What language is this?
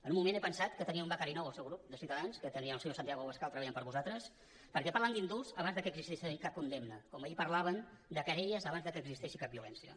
Catalan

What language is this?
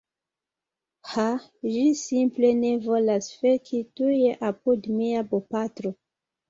Esperanto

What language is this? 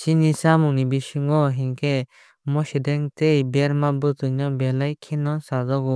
Kok Borok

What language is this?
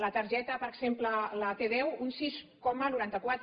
Catalan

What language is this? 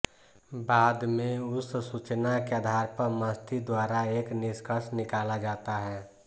Hindi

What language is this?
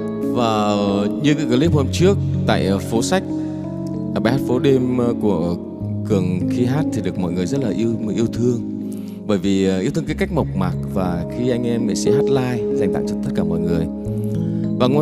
Vietnamese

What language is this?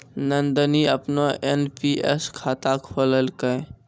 Maithili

